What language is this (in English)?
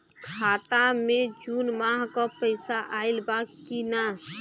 Bhojpuri